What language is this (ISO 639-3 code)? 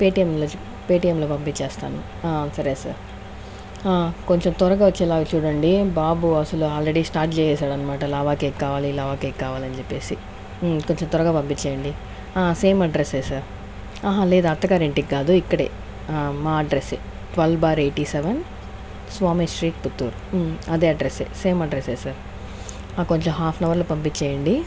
tel